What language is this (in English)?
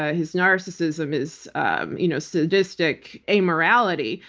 English